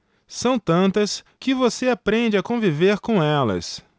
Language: Portuguese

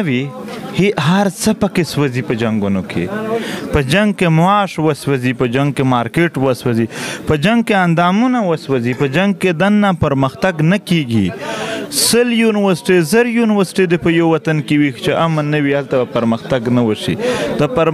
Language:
Romanian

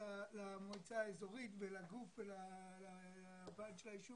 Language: Hebrew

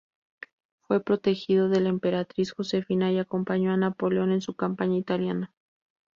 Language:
Spanish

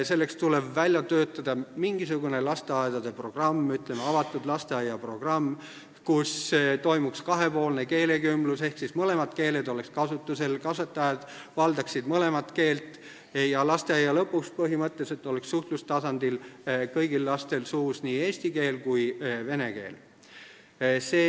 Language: Estonian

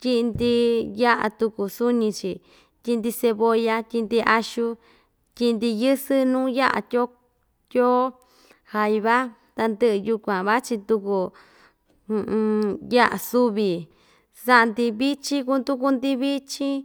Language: Ixtayutla Mixtec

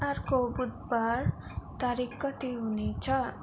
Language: Nepali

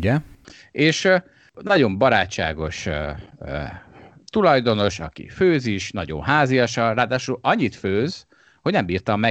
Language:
Hungarian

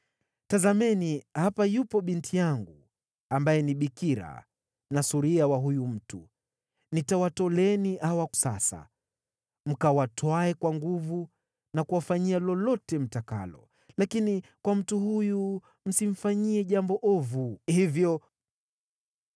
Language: Swahili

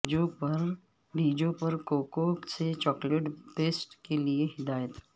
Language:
Urdu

